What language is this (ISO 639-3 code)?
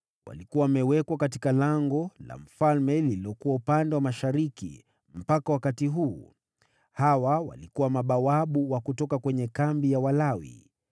swa